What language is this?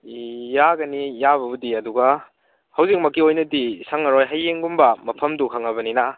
Manipuri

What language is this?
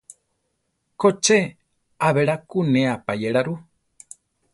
Central Tarahumara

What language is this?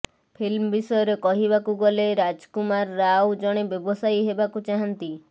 Odia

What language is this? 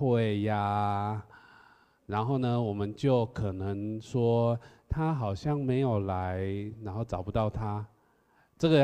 Chinese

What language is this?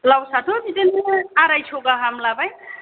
Bodo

